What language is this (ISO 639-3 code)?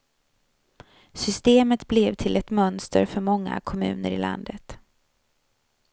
swe